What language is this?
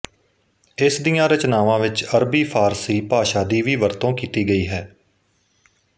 Punjabi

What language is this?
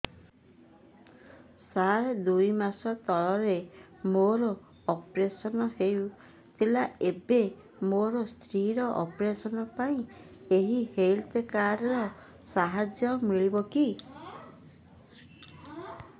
Odia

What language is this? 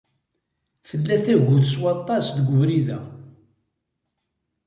Kabyle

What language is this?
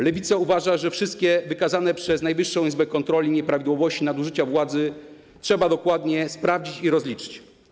Polish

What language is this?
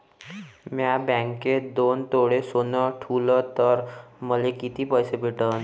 Marathi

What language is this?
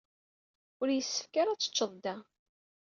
Kabyle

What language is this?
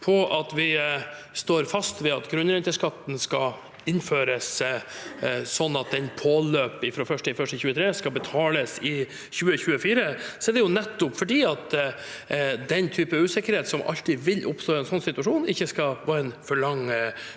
Norwegian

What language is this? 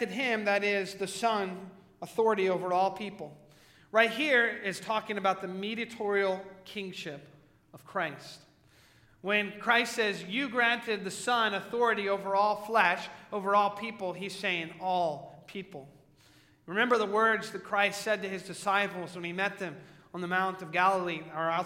English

